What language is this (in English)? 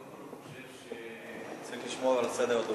Hebrew